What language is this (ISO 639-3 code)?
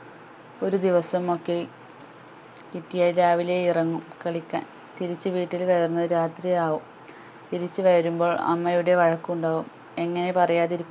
mal